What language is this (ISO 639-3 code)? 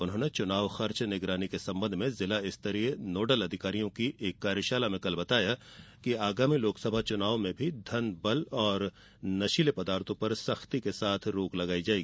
hin